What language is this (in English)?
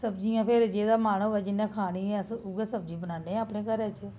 Dogri